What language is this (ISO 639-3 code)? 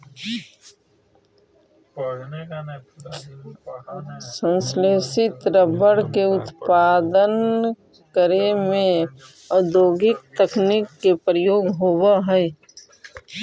mag